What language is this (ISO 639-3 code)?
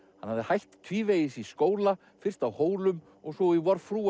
isl